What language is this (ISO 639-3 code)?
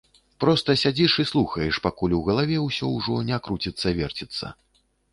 bel